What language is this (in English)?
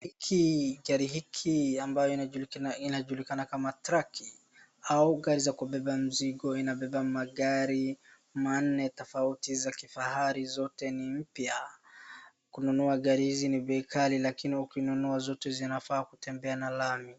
Swahili